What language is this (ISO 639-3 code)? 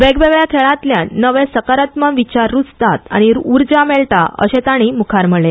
kok